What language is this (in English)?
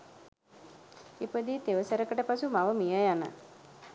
Sinhala